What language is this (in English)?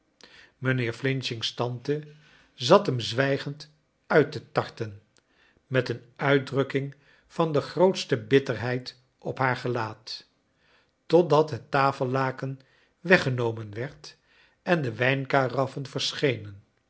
Dutch